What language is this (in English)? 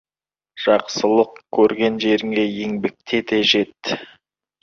Kazakh